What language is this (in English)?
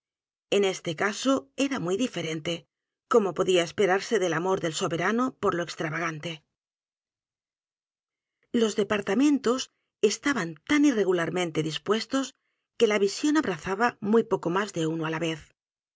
Spanish